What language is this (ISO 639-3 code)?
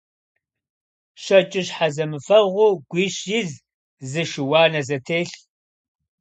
kbd